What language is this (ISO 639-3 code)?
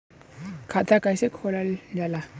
bho